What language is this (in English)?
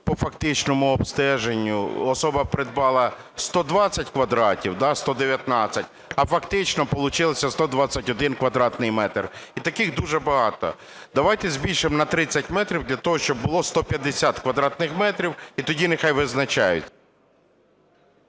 Ukrainian